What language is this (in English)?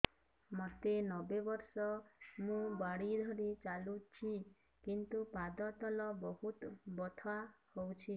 Odia